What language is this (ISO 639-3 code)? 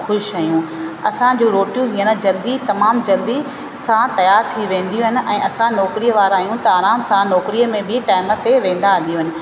snd